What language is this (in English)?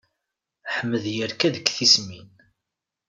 Kabyle